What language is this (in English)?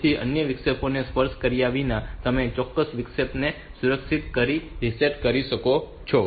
Gujarati